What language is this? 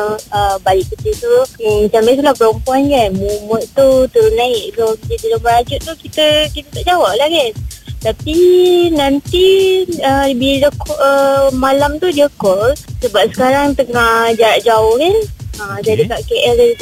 Malay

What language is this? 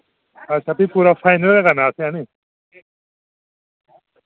Dogri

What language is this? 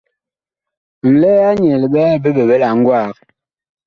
Bakoko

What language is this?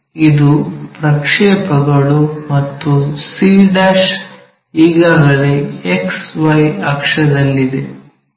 Kannada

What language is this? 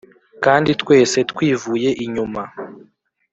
Kinyarwanda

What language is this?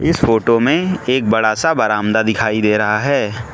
Hindi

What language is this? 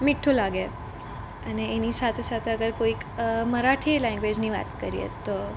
Gujarati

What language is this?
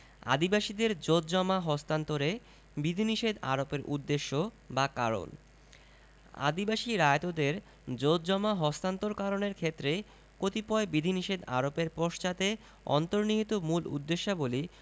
Bangla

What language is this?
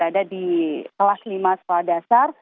Indonesian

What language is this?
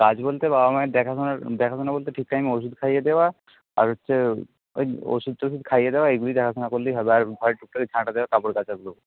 Bangla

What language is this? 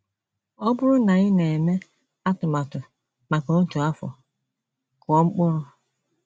Igbo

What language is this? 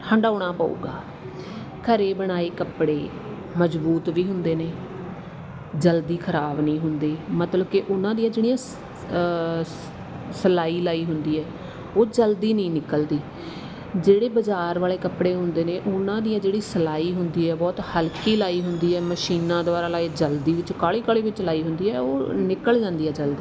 Punjabi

